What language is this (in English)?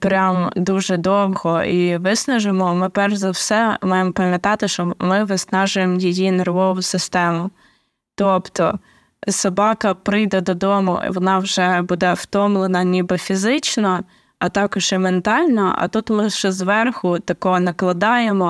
Ukrainian